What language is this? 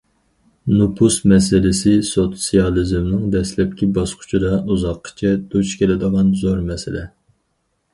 Uyghur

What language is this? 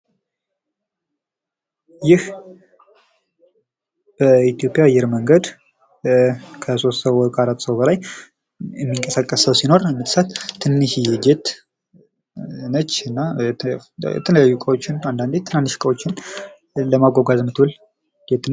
Amharic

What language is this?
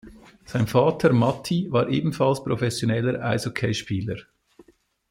German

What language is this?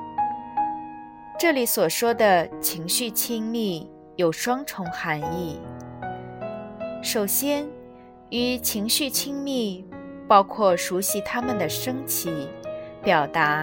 Chinese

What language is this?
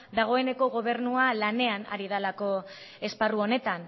Basque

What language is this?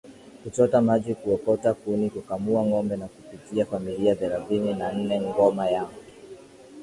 Swahili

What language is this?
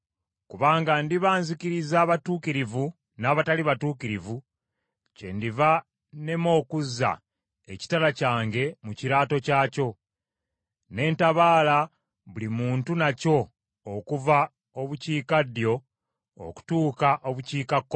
Ganda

